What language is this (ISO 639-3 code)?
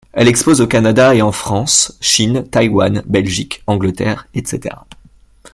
fra